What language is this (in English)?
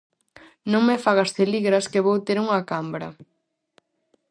Galician